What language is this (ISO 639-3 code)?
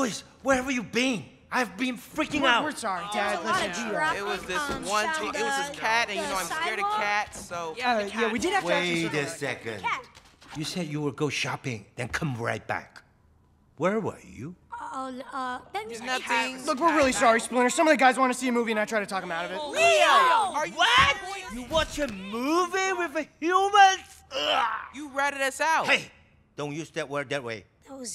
eng